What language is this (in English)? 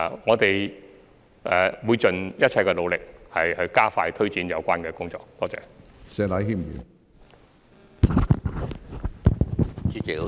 Cantonese